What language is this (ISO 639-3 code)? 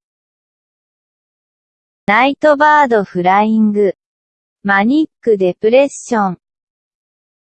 jpn